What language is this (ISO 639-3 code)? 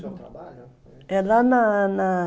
por